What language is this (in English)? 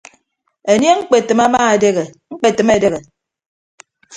Ibibio